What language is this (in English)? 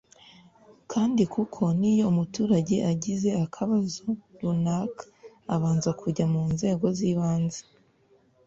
Kinyarwanda